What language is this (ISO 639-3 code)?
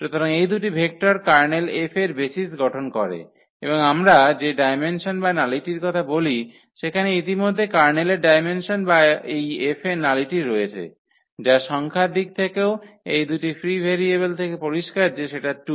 ben